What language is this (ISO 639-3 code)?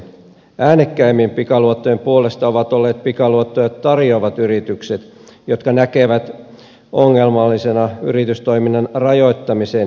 fin